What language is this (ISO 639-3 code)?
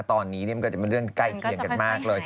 tha